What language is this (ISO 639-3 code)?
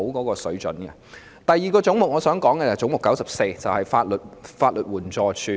yue